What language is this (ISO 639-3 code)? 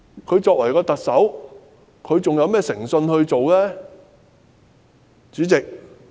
yue